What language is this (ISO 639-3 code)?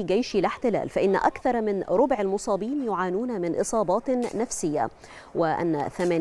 ara